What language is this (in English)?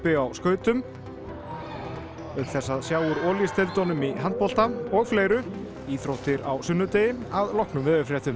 Icelandic